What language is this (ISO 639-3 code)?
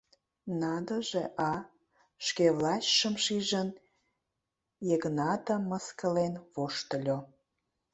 chm